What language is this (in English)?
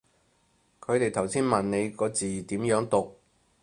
Cantonese